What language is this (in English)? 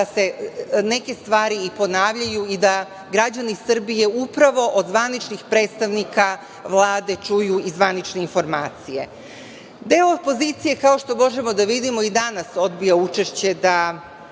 Serbian